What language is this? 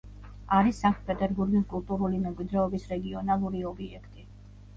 Georgian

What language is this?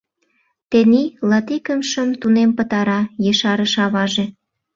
Mari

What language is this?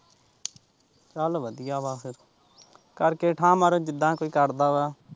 Punjabi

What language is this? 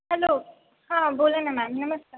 Marathi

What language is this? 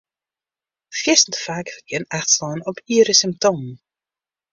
Western Frisian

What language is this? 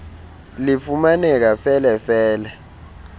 Xhosa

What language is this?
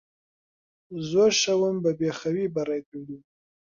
Central Kurdish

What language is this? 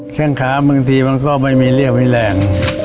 Thai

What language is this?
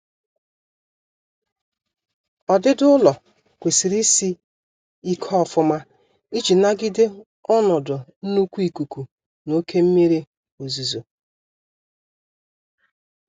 Igbo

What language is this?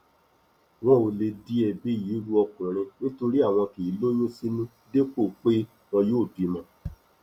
Yoruba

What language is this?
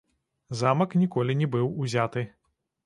Belarusian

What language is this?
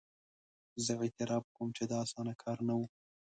Pashto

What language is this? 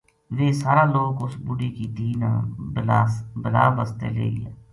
Gujari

